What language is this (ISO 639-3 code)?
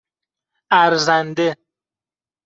fas